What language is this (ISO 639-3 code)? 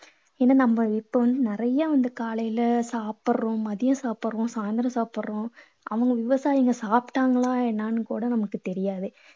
tam